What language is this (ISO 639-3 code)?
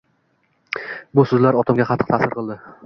uzb